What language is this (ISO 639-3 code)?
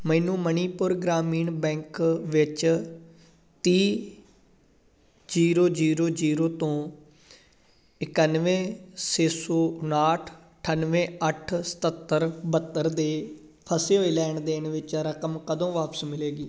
pan